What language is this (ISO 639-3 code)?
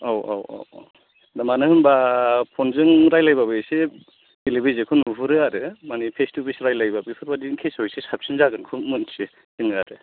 brx